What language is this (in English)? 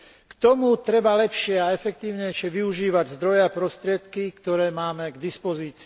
Slovak